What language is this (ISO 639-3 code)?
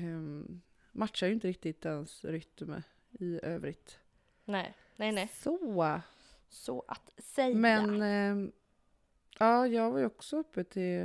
swe